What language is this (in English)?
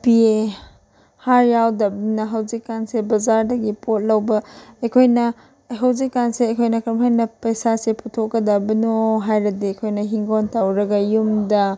Manipuri